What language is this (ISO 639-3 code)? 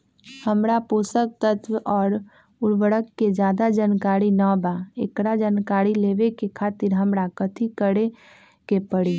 mag